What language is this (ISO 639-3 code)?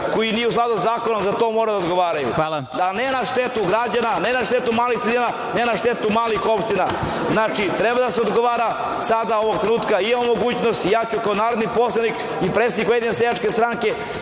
srp